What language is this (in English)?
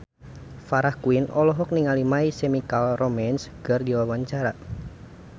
Sundanese